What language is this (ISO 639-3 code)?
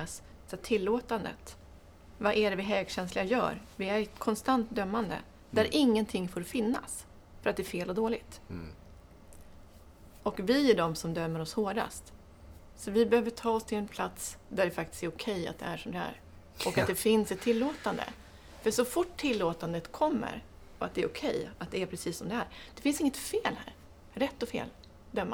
swe